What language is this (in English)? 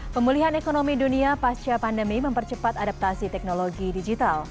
Indonesian